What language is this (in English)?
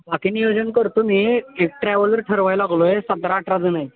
Marathi